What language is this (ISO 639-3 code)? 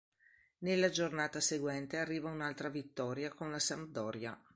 ita